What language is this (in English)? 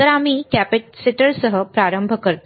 Marathi